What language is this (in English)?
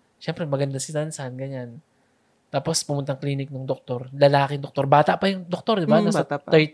Filipino